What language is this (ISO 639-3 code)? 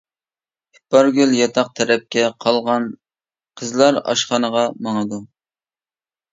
uig